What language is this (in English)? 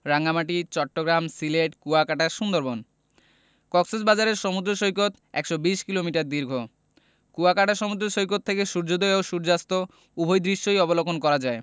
Bangla